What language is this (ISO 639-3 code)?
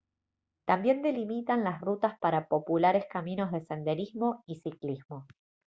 spa